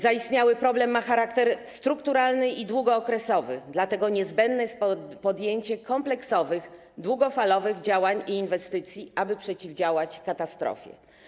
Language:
Polish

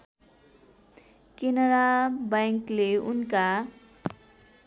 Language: Nepali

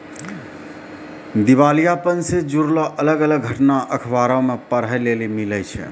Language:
Maithili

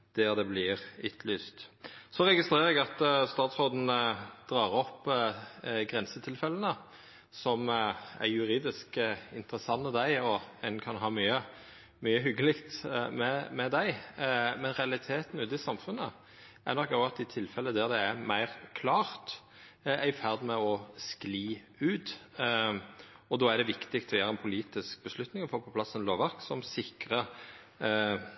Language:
Norwegian Nynorsk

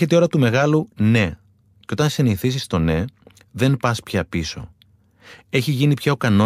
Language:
Greek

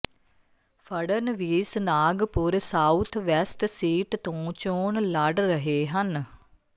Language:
Punjabi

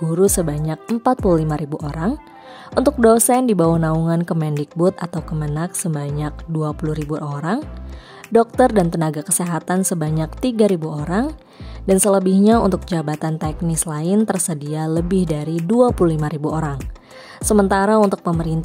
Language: Indonesian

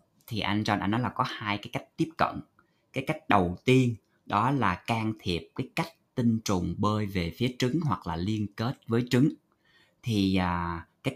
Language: Vietnamese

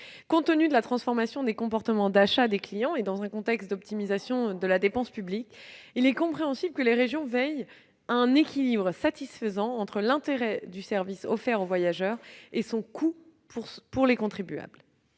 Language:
French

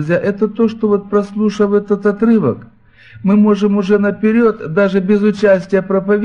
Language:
Russian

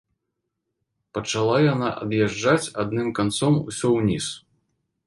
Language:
Belarusian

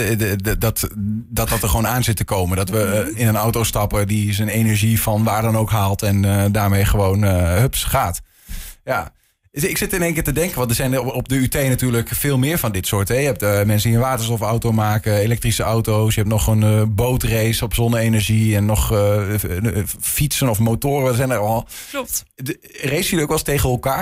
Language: Dutch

